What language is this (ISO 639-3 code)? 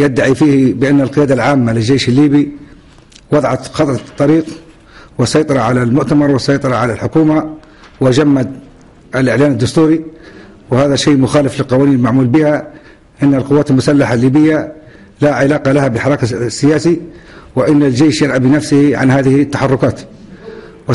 ara